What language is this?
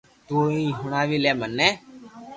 Loarki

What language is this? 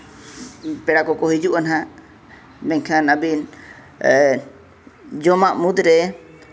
Santali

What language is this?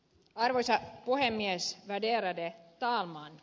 Finnish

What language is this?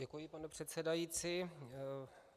Czech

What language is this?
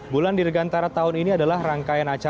Indonesian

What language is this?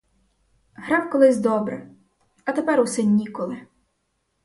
Ukrainian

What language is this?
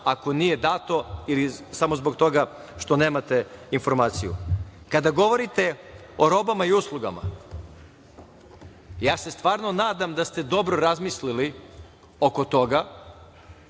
Serbian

